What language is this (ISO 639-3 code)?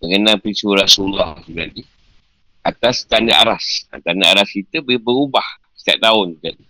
msa